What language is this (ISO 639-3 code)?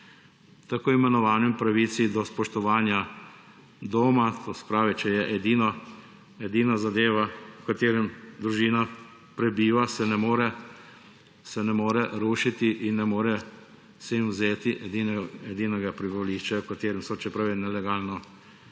slv